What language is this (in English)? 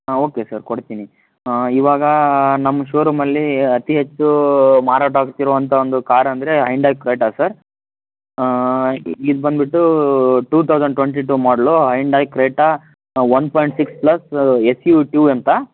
Kannada